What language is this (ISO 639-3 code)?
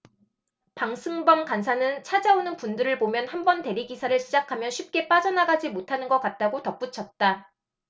kor